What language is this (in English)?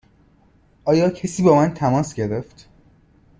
Persian